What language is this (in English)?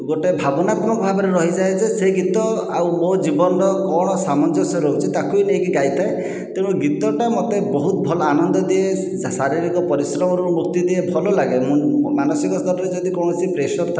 Odia